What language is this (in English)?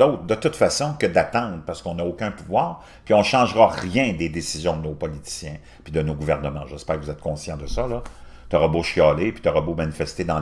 French